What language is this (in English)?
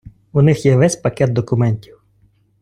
Ukrainian